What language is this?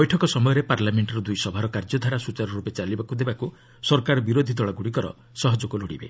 Odia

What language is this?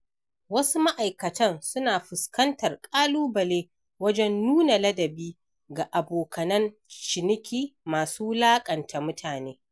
Hausa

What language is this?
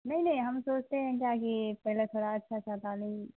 Urdu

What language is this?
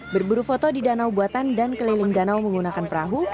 Indonesian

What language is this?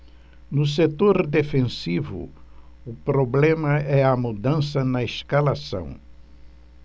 Portuguese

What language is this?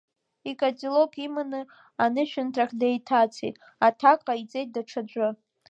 Abkhazian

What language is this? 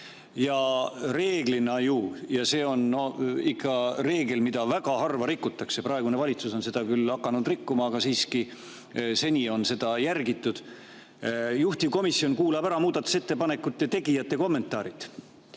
Estonian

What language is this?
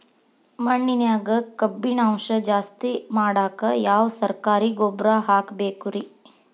Kannada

